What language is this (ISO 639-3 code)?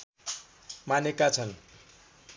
nep